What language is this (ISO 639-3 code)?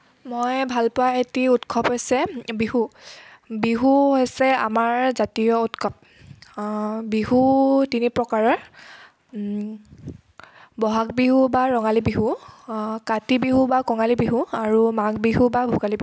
asm